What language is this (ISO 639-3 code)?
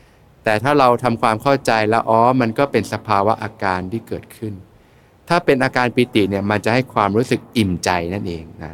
tha